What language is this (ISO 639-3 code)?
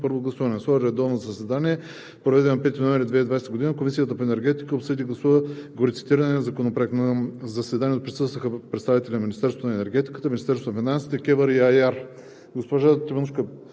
bul